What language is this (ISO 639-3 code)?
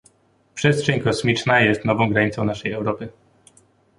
pol